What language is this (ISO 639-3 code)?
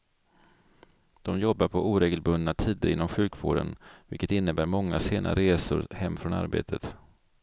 swe